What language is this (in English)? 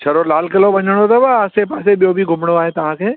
Sindhi